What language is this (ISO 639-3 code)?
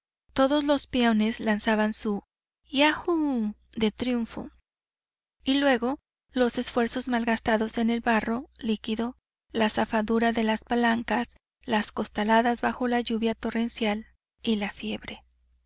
spa